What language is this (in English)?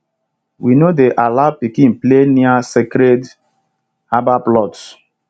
Nigerian Pidgin